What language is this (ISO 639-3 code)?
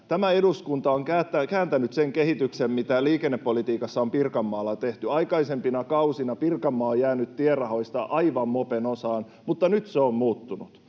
fin